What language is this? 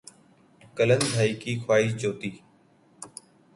Urdu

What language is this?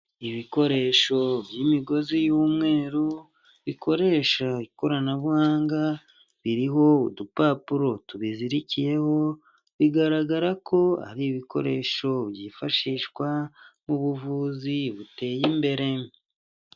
Kinyarwanda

